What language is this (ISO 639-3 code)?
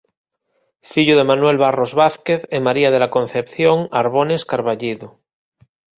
glg